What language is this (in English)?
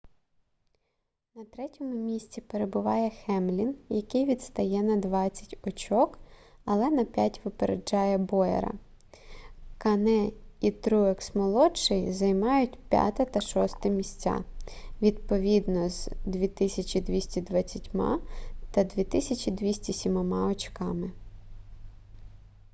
Ukrainian